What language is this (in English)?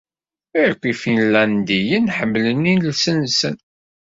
Kabyle